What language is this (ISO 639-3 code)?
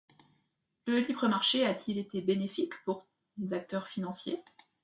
fra